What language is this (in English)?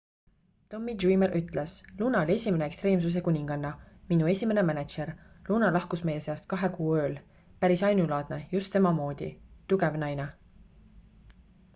Estonian